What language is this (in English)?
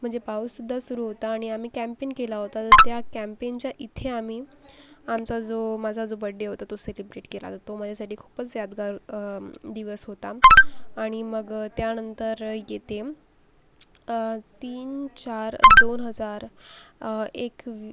Marathi